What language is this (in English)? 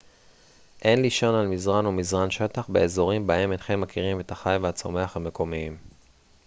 Hebrew